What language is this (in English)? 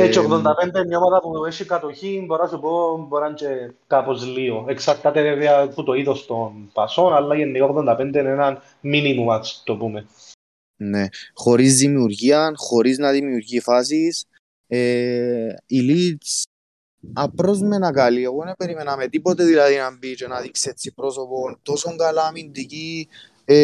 Greek